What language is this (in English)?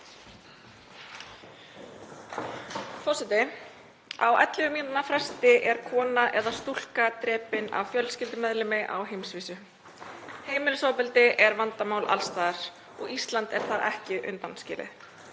Icelandic